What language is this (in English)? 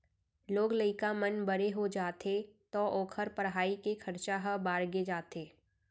Chhattisgarhi